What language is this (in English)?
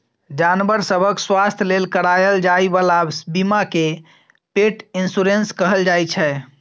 Maithili